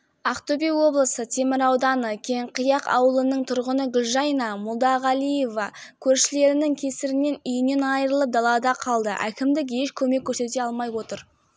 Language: Kazakh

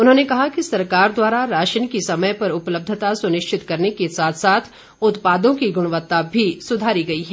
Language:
Hindi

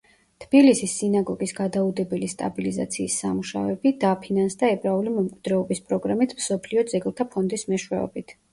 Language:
Georgian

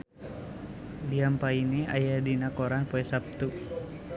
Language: Sundanese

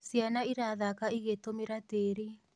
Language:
Kikuyu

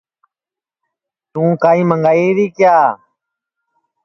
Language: Sansi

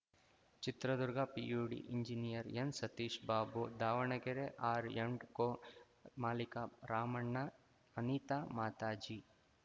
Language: Kannada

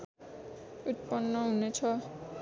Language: Nepali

